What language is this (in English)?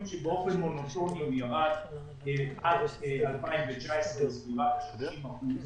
Hebrew